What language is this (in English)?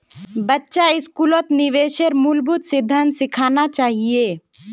Magahi